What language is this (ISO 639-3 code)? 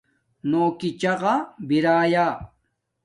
dmk